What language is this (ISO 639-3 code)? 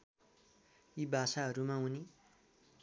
nep